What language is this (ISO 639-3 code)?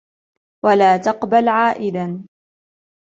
ara